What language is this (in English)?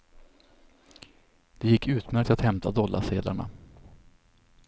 Swedish